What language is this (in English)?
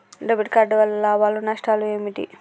Telugu